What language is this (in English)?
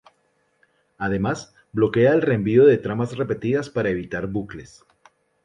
Spanish